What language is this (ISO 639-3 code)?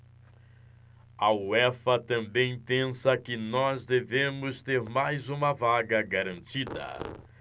por